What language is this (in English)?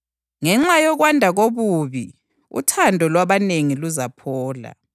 North Ndebele